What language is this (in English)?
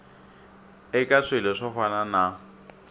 Tsonga